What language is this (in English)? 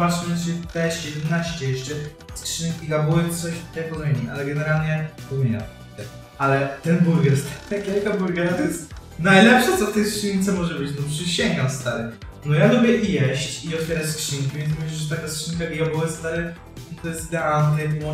Polish